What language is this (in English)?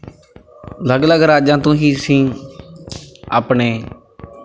Punjabi